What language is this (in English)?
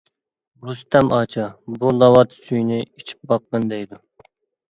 Uyghur